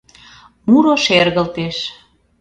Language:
Mari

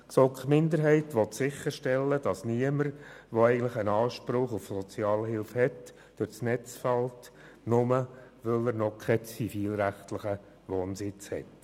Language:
Swiss German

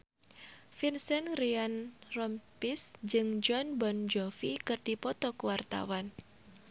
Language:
Sundanese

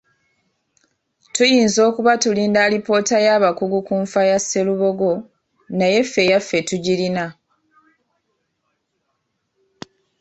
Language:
Ganda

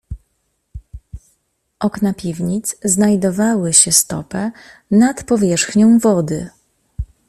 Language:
Polish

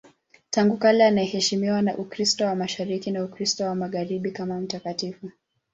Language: Swahili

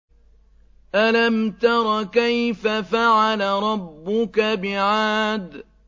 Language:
Arabic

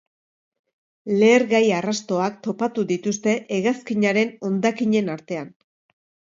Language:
Basque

